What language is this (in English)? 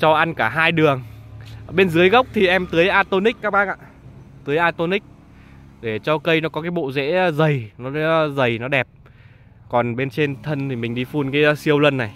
Vietnamese